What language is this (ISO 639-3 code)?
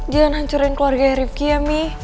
ind